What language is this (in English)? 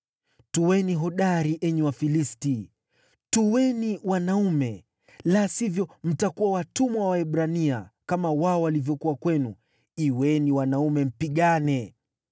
Swahili